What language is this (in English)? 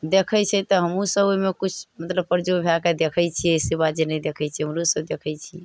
Maithili